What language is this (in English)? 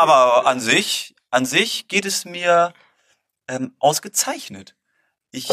German